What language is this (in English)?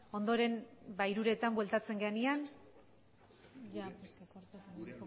Basque